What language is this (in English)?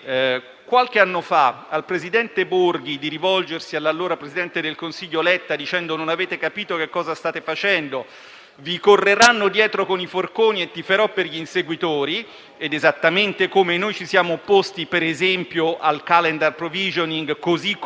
Italian